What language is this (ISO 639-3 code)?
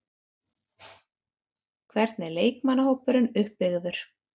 isl